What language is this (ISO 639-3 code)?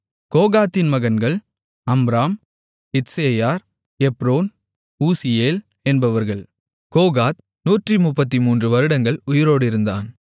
tam